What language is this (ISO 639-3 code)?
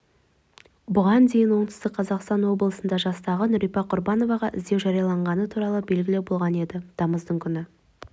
kaz